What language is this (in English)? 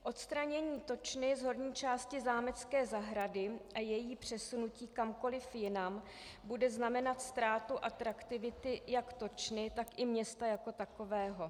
Czech